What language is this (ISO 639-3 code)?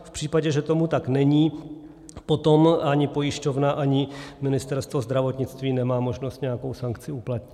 ces